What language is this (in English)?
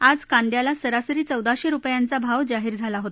Marathi